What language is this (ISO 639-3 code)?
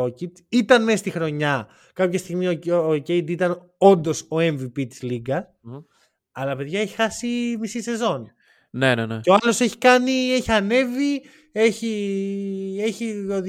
ell